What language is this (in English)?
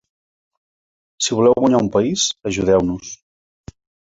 Catalan